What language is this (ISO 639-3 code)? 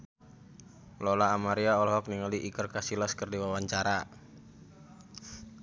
sun